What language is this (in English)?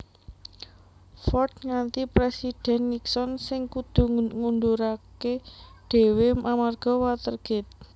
Javanese